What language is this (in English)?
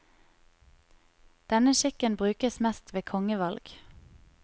Norwegian